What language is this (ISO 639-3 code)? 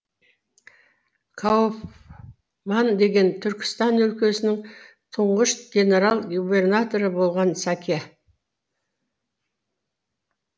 kaz